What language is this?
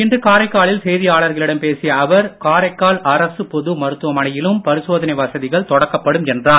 Tamil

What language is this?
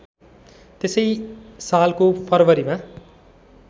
Nepali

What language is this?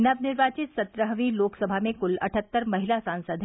Hindi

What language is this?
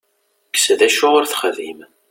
Kabyle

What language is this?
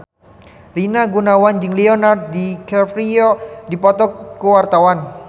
Sundanese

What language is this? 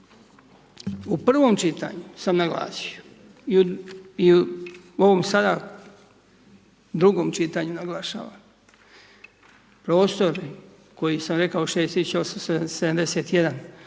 Croatian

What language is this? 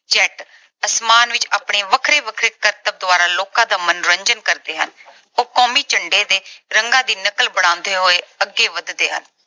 Punjabi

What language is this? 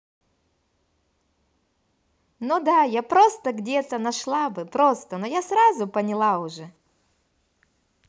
Russian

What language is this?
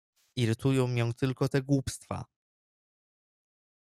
Polish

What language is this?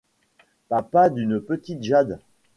French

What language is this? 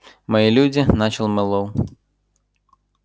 Russian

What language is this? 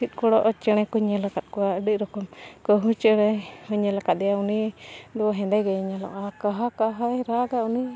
Santali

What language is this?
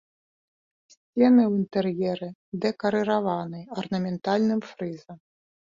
Belarusian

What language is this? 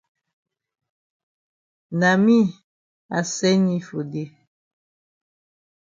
Cameroon Pidgin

